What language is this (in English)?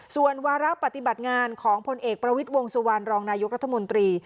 Thai